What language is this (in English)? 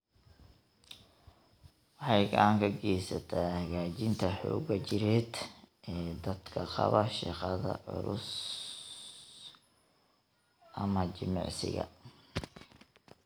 Somali